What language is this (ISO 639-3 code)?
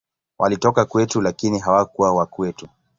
swa